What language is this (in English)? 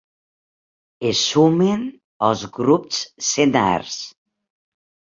Catalan